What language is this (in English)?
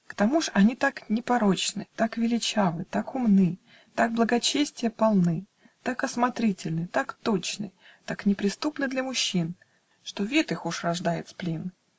Russian